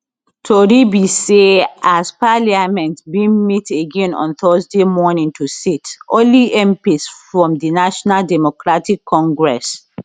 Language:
Nigerian Pidgin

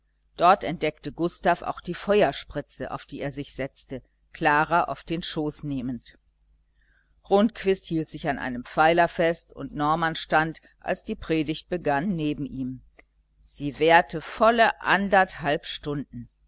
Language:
German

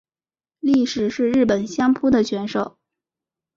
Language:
Chinese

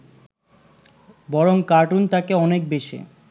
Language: Bangla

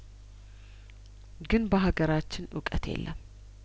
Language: Amharic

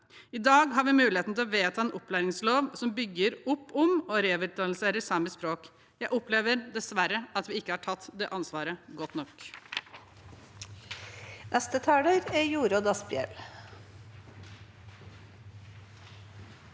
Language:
Norwegian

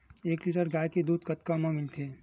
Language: Chhattisgarhi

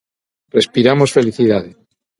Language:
Galician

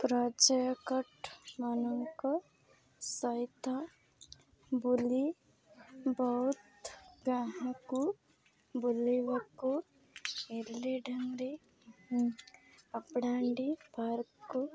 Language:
Odia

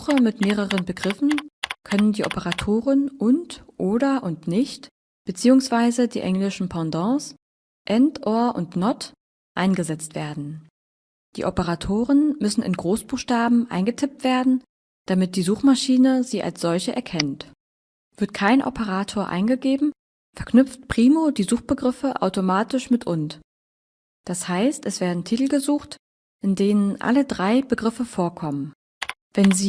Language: German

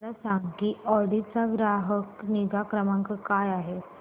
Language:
Marathi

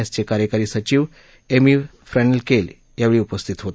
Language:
Marathi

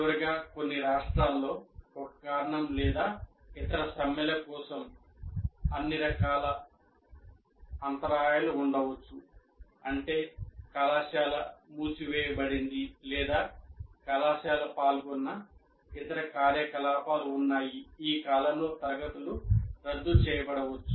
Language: Telugu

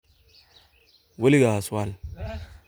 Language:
Somali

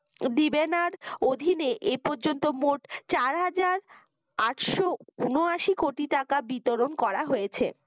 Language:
Bangla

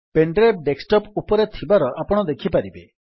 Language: Odia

